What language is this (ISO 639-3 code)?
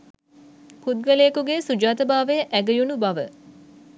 sin